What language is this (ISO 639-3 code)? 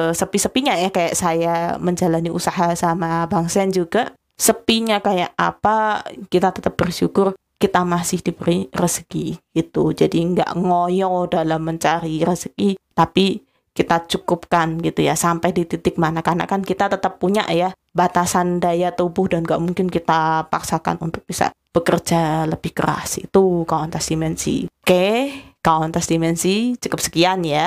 ind